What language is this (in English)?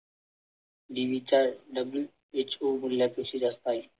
Marathi